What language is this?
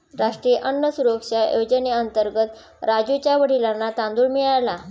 Marathi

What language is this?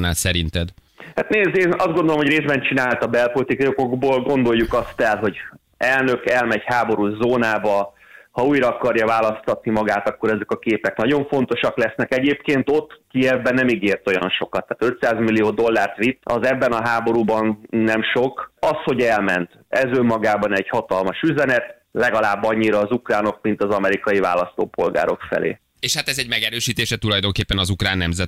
Hungarian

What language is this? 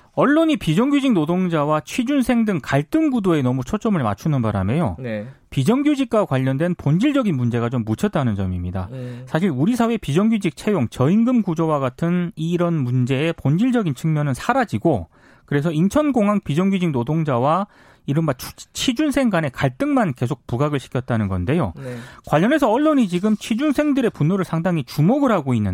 Korean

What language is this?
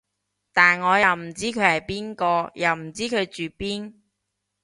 Cantonese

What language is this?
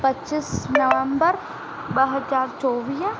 Sindhi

